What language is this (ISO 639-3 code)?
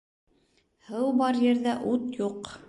bak